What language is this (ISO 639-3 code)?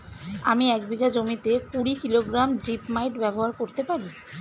ben